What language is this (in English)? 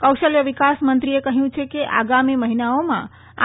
Gujarati